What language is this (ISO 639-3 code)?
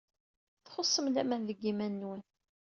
kab